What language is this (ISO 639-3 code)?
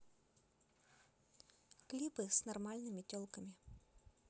rus